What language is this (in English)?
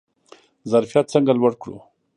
Pashto